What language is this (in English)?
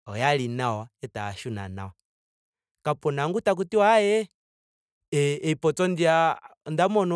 Ndonga